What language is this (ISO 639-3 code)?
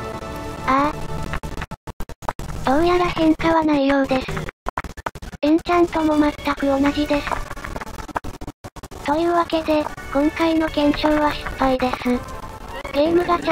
jpn